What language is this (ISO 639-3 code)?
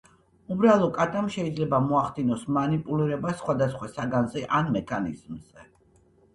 kat